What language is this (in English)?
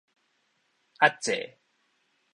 Min Nan Chinese